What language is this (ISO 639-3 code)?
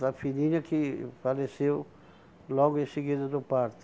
por